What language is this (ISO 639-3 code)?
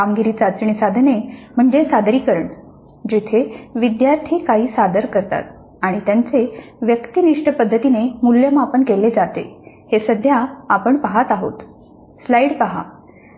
mar